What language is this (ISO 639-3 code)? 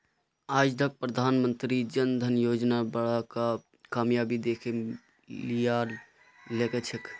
mag